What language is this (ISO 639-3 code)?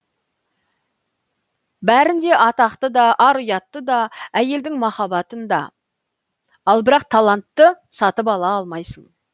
kaz